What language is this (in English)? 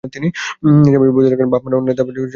Bangla